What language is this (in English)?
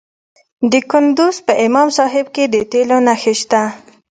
Pashto